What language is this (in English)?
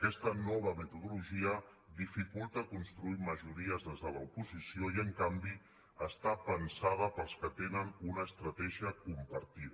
Catalan